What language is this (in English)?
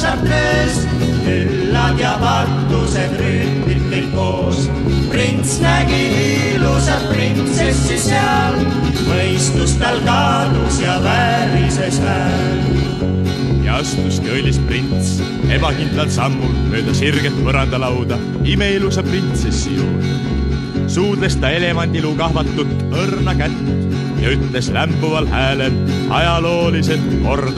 Romanian